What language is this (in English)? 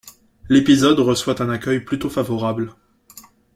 French